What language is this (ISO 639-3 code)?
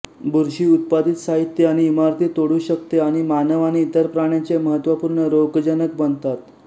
mar